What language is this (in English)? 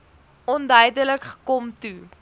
Afrikaans